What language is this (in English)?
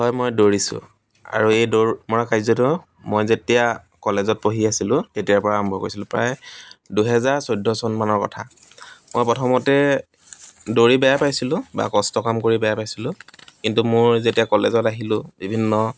Assamese